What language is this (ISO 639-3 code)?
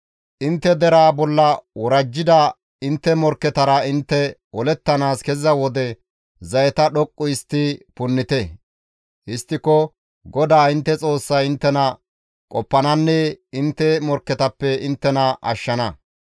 gmv